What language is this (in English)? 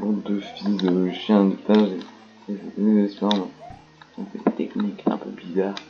French